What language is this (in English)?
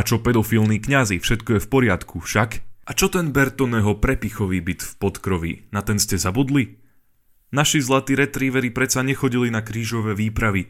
Slovak